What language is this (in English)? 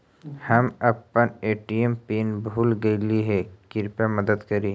Magahi